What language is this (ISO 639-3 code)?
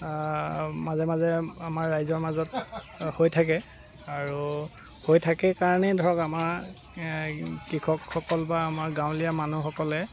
asm